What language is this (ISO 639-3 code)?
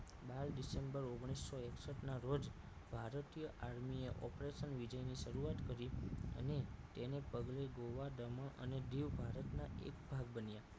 guj